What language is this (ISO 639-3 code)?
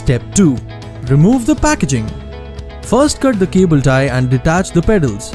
eng